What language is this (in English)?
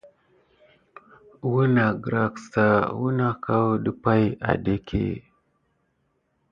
Gidar